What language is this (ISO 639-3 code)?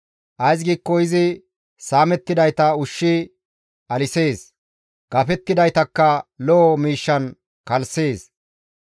gmv